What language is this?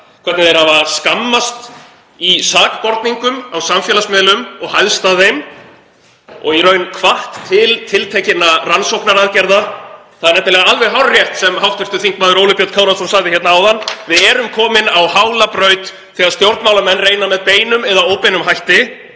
Icelandic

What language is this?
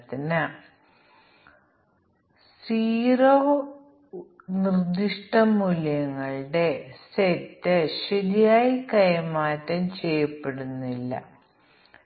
Malayalam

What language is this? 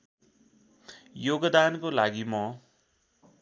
Nepali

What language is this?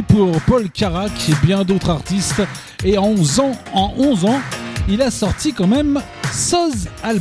French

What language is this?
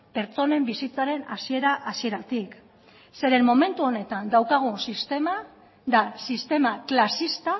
Basque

